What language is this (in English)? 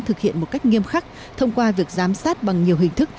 Vietnamese